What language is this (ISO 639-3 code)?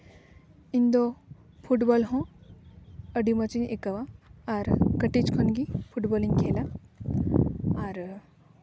sat